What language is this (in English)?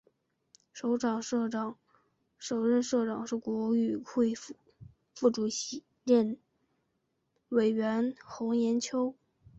Chinese